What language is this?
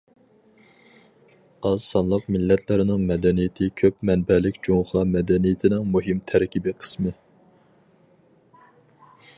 Uyghur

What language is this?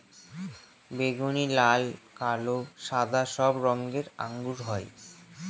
Bangla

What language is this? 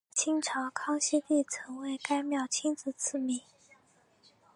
Chinese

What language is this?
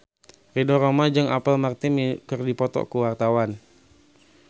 Sundanese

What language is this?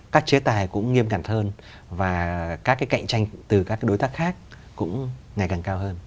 Vietnamese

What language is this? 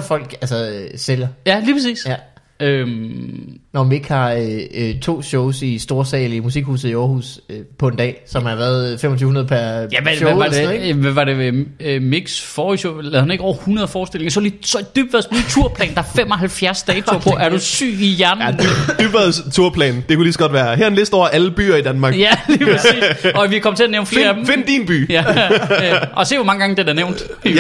Danish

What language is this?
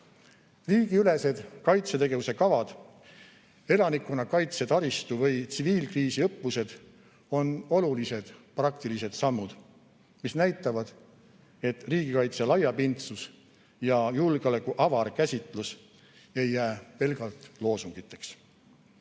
Estonian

